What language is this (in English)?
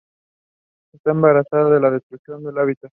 Spanish